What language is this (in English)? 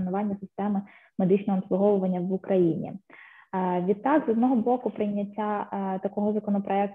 Ukrainian